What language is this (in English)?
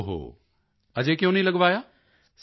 Punjabi